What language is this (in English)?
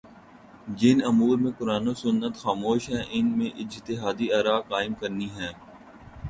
Urdu